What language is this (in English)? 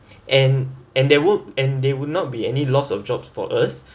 English